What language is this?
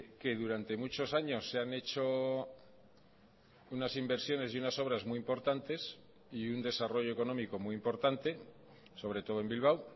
Spanish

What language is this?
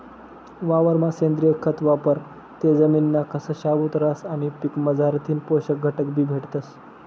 Marathi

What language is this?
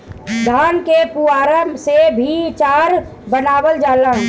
Bhojpuri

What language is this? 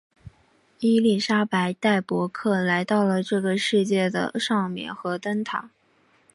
Chinese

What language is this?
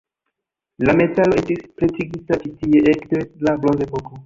Esperanto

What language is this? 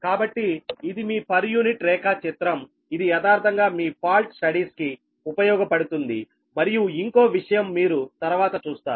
Telugu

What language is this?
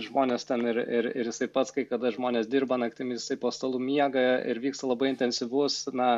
Lithuanian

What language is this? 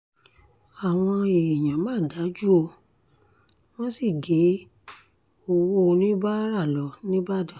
Yoruba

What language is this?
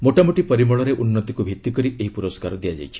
Odia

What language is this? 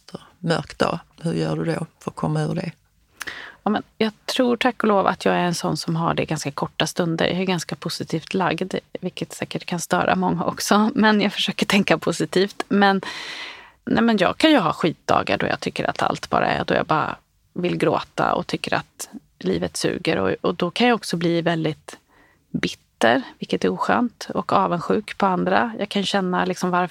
Swedish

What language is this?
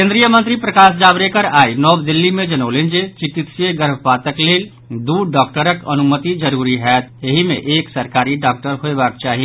Maithili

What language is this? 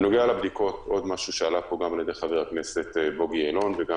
Hebrew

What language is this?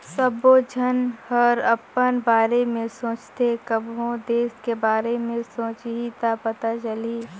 Chhattisgarhi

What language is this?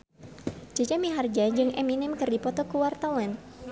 Sundanese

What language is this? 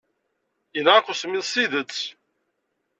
Kabyle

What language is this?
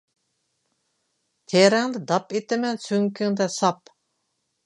Uyghur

